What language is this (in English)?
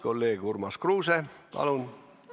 Estonian